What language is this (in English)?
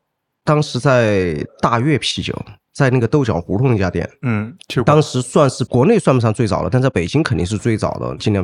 Chinese